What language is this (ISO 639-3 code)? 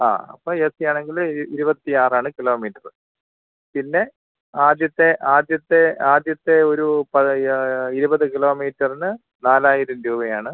mal